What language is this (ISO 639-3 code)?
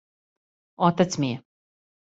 srp